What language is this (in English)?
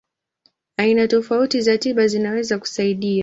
Swahili